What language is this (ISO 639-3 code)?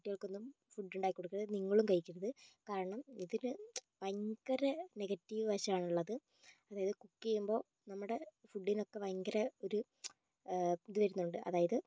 mal